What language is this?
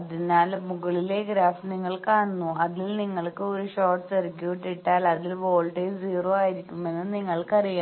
Malayalam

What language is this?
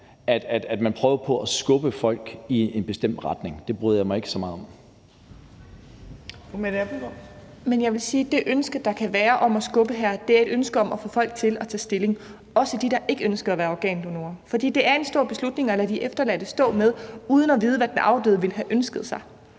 Danish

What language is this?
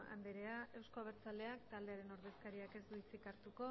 Basque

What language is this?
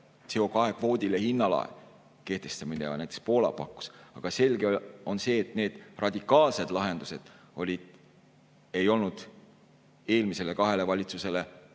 Estonian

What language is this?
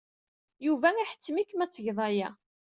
Kabyle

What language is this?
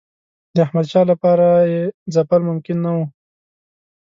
Pashto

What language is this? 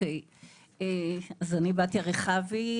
Hebrew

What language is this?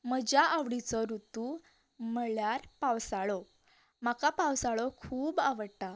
Konkani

